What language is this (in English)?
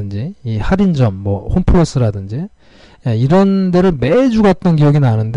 Korean